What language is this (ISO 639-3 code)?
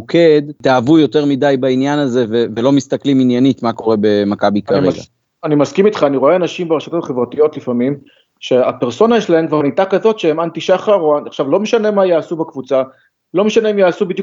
heb